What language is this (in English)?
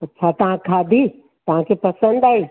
Sindhi